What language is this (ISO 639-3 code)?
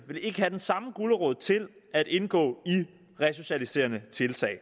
dan